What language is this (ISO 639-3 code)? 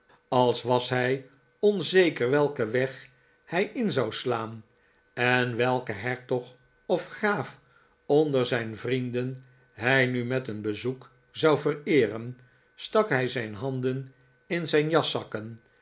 nld